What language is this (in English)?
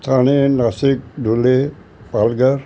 Sindhi